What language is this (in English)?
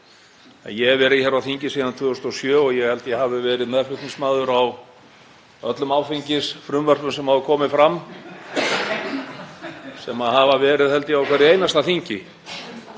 Icelandic